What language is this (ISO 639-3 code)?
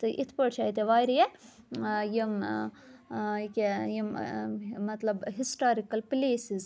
kas